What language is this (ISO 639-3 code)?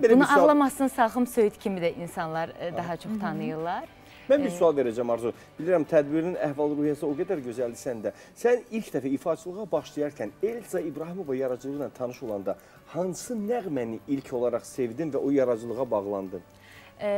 tur